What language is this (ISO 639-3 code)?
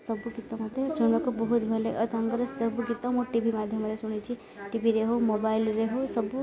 ori